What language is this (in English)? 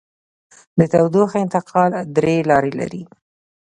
Pashto